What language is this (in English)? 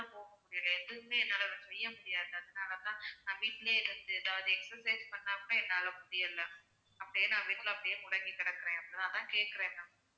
Tamil